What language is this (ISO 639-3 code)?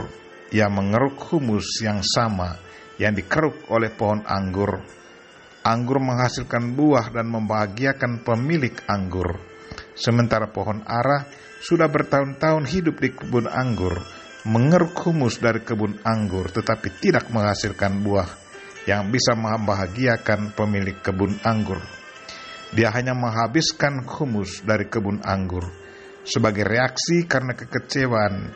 ind